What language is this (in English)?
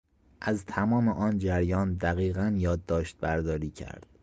Persian